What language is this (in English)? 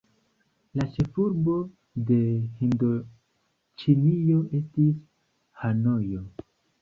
Esperanto